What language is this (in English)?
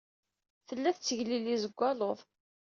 Kabyle